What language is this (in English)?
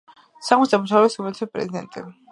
Georgian